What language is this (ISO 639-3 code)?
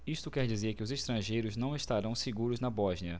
por